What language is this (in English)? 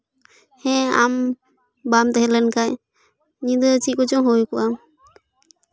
Santali